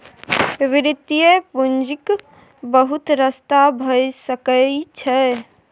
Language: Maithili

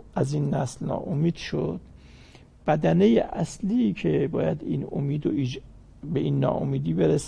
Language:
Persian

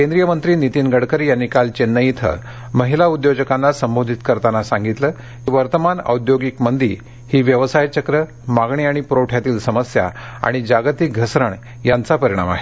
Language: Marathi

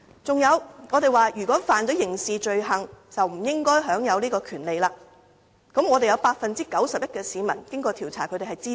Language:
Cantonese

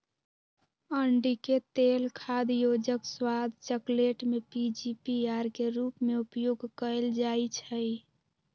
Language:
Magahi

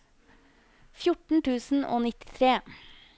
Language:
Norwegian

